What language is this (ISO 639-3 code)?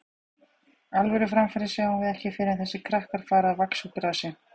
isl